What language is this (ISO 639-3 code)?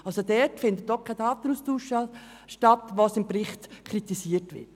gsw